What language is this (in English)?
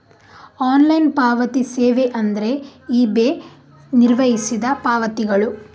Kannada